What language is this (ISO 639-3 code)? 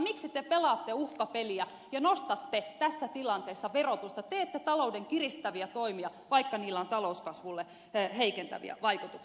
fin